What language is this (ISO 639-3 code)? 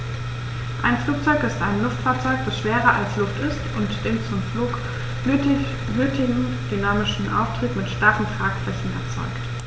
deu